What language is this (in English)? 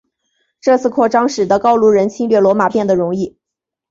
Chinese